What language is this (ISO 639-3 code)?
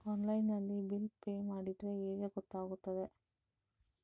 kan